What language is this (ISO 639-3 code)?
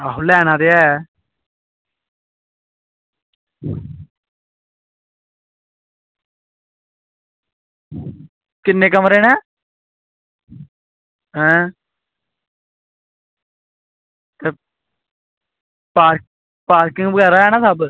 doi